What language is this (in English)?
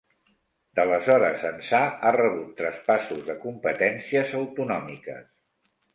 Catalan